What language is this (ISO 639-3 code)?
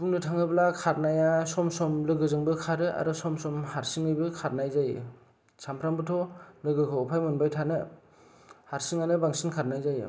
brx